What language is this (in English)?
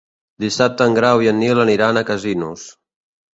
Catalan